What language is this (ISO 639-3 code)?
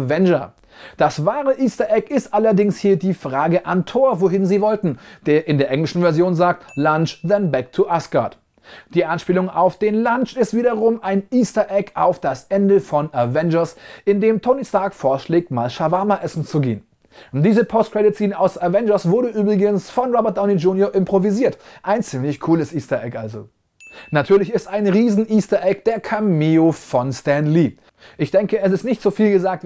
deu